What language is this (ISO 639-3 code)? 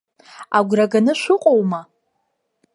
abk